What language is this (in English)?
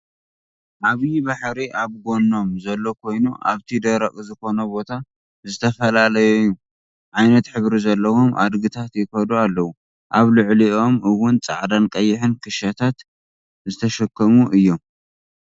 Tigrinya